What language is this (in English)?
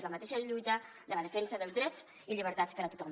Catalan